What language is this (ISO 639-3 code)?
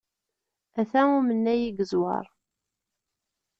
kab